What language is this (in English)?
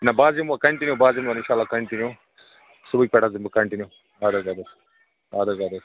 Kashmiri